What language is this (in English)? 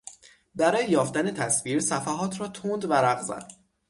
Persian